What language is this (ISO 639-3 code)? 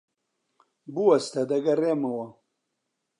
ckb